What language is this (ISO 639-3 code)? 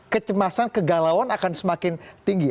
ind